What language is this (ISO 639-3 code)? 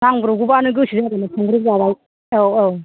brx